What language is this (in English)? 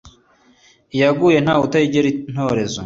Kinyarwanda